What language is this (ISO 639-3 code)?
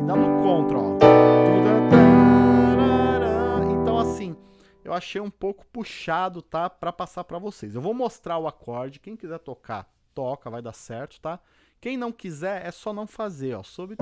por